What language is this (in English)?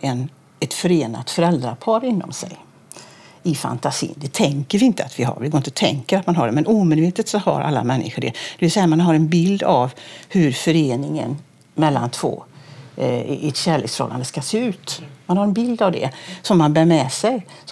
Swedish